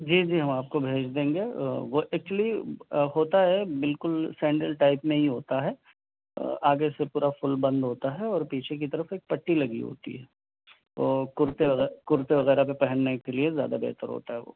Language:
Urdu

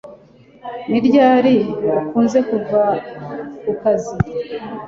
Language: Kinyarwanda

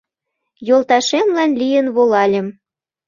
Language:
Mari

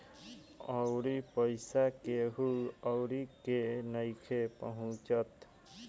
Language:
Bhojpuri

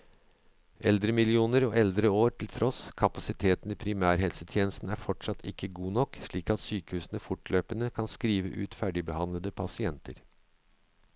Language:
Norwegian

